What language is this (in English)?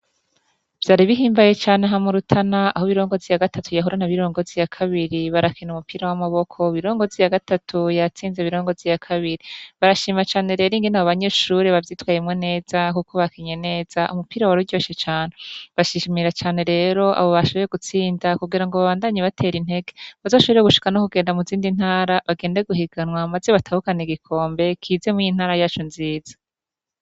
Rundi